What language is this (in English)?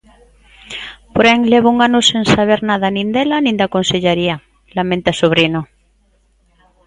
Galician